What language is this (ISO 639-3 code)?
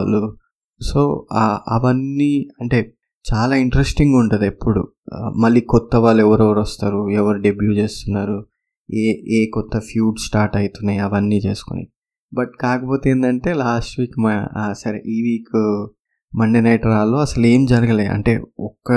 tel